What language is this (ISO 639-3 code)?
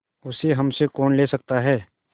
hin